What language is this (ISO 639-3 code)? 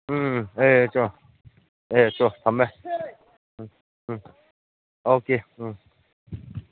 mni